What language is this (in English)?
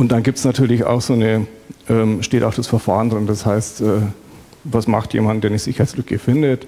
German